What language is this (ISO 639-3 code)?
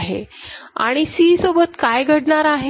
mar